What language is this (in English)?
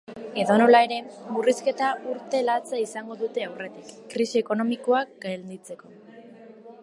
Basque